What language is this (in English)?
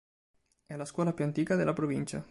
Italian